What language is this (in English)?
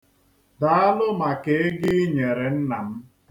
Igbo